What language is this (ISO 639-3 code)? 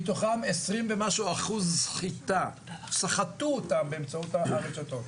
heb